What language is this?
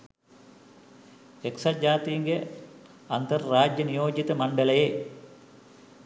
Sinhala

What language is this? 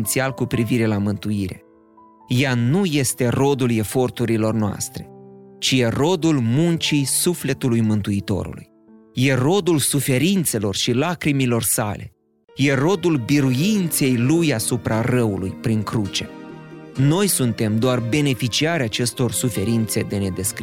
Romanian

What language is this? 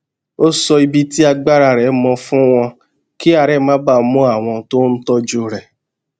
Yoruba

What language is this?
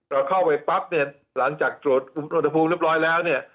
Thai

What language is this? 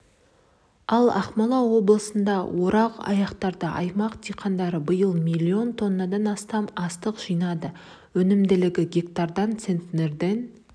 Kazakh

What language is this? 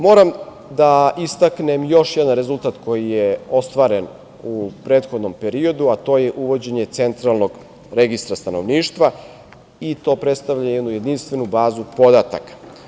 Serbian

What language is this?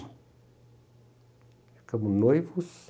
Portuguese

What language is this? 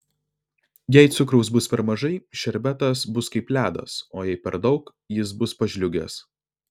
Lithuanian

